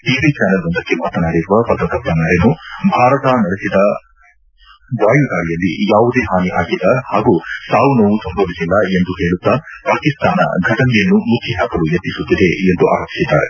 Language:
Kannada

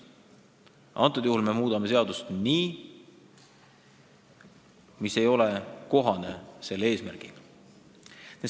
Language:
Estonian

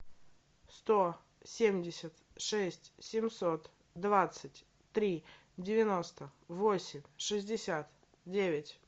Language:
Russian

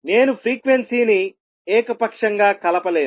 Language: Telugu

